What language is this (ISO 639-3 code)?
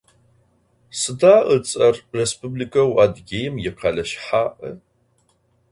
ady